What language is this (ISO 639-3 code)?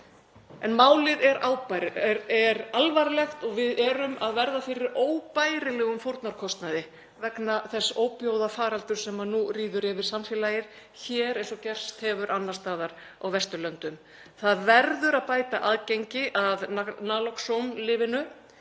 isl